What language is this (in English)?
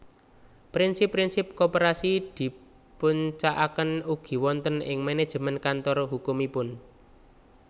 Javanese